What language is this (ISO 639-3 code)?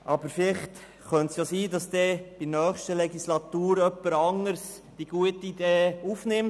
gsw